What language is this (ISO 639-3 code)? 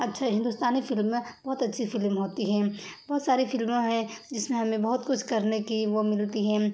urd